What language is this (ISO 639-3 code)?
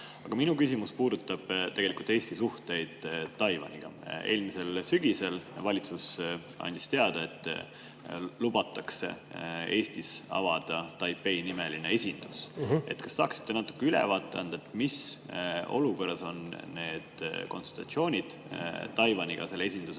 est